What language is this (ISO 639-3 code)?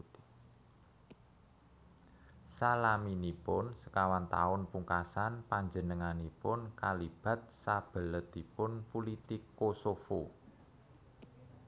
jav